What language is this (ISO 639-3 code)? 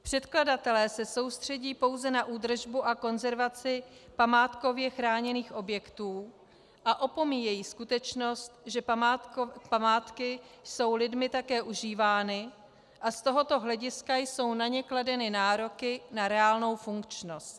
ces